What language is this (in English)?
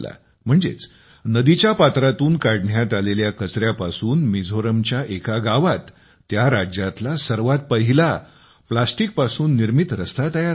Marathi